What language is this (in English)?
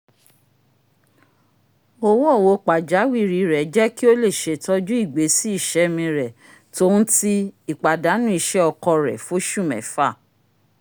Yoruba